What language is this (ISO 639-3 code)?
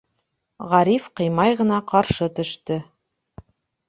bak